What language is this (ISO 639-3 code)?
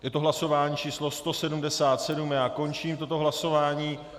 ces